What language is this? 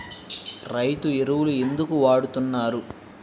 Telugu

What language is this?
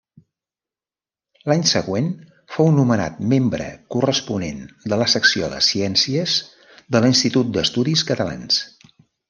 Catalan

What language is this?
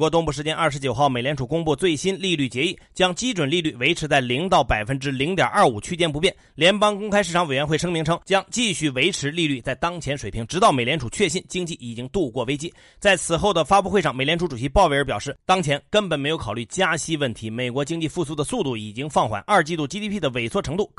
Chinese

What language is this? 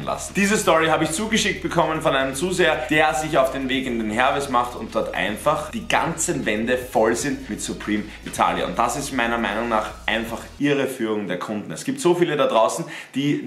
German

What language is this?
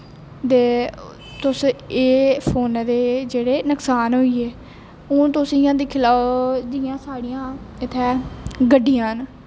Dogri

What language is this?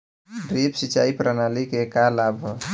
Bhojpuri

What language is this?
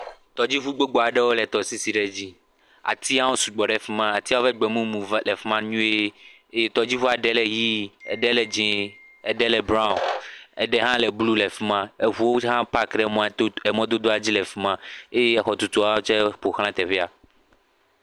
Ewe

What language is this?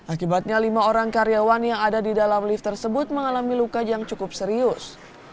Indonesian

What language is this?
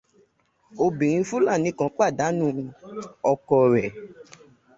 Yoruba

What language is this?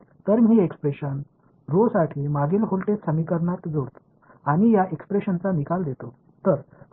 Marathi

